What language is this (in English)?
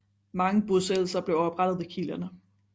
Danish